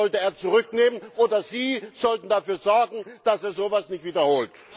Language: German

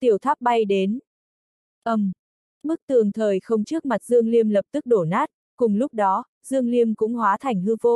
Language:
Vietnamese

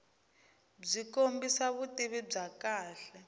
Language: Tsonga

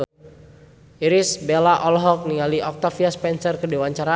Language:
Sundanese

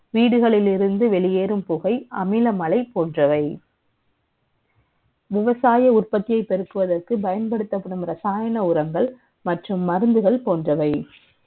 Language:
Tamil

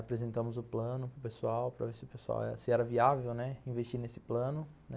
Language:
Portuguese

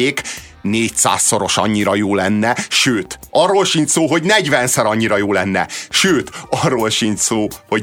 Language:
Hungarian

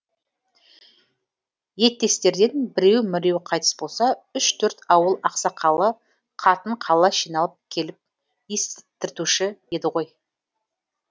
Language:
Kazakh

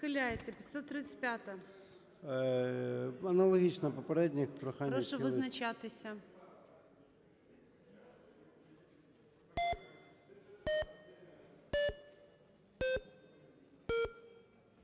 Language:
Ukrainian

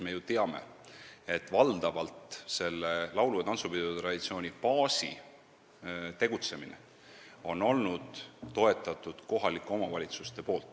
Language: Estonian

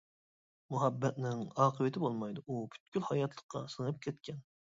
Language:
Uyghur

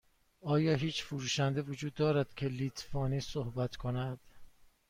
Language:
Persian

